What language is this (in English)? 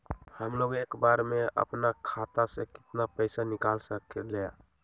Magahi